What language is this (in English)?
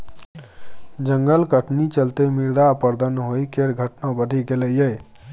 Maithili